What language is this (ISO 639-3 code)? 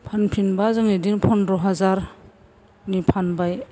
brx